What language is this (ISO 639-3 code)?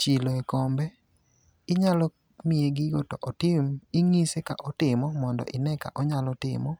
luo